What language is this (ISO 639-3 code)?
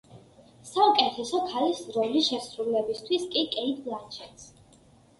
kat